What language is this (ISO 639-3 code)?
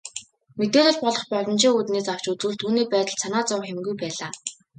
mon